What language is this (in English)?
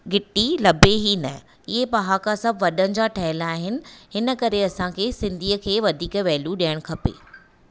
Sindhi